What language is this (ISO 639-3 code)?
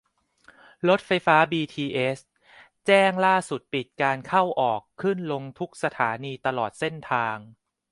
tha